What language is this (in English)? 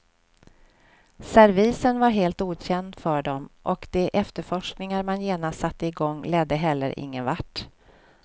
Swedish